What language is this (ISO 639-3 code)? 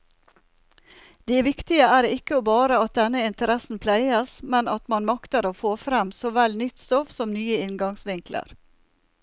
nor